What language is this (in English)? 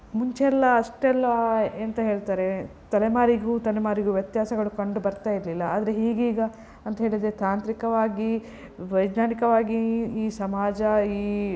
Kannada